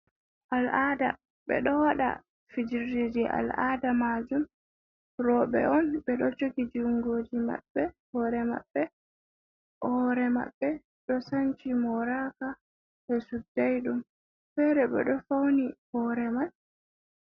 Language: Fula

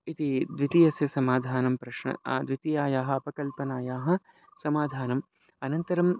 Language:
Sanskrit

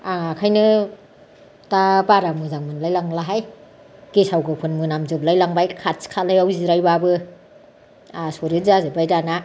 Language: Bodo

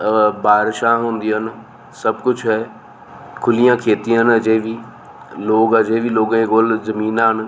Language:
Dogri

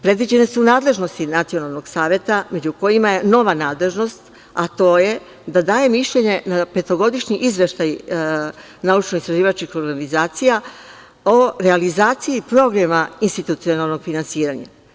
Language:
Serbian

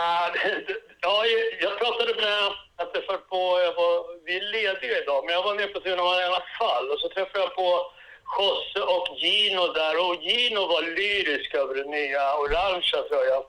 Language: Swedish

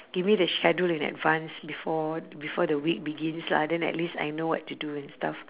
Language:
English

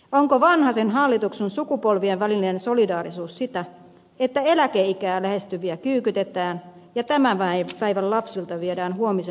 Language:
Finnish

